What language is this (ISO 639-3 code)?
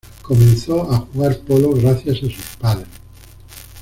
spa